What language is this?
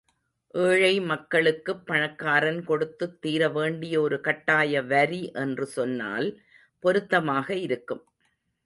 Tamil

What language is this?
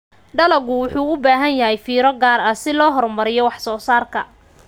Somali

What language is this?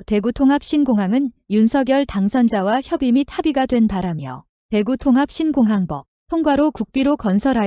Korean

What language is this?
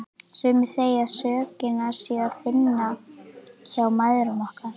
Icelandic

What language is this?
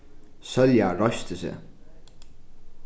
Faroese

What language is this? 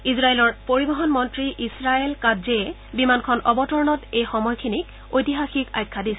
Assamese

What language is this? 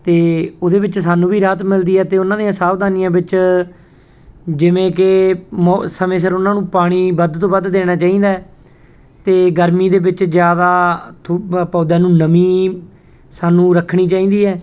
Punjabi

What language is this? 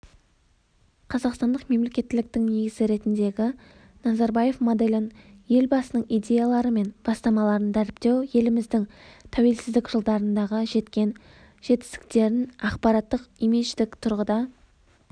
Kazakh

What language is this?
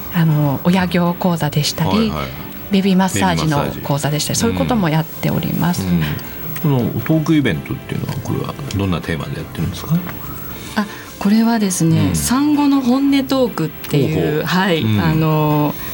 Japanese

